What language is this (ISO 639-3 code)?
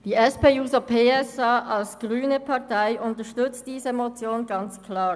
gsw